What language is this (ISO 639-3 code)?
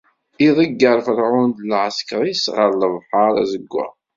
kab